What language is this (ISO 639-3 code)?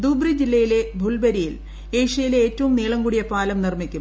mal